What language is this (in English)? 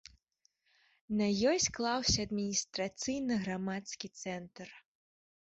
Belarusian